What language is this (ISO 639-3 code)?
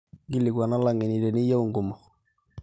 mas